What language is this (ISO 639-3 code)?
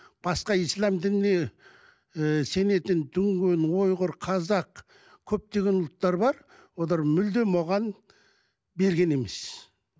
kaz